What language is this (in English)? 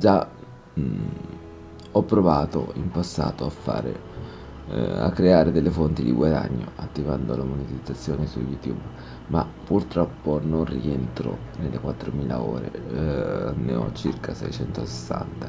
Italian